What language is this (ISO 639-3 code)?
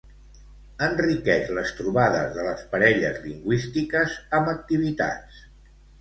cat